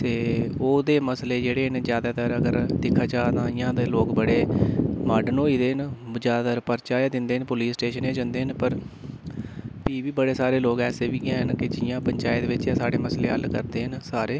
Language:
Dogri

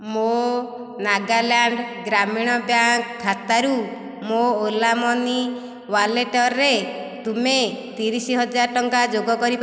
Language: Odia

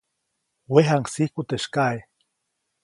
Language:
Copainalá Zoque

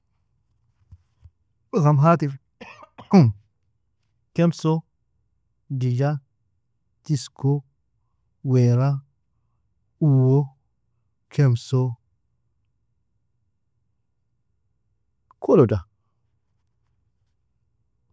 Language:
Nobiin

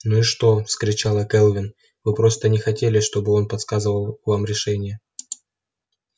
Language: Russian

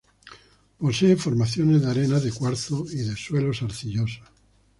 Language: Spanish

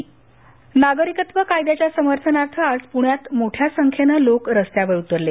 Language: Marathi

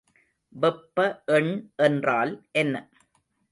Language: Tamil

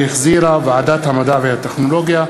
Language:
Hebrew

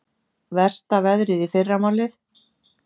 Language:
Icelandic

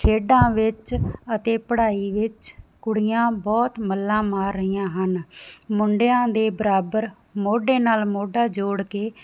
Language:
Punjabi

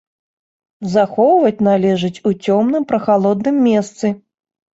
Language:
Belarusian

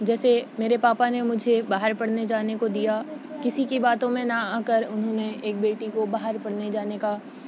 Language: Urdu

